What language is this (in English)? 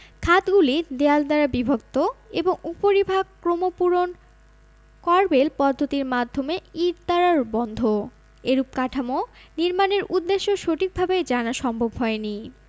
Bangla